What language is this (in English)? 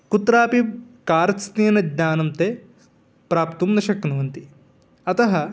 Sanskrit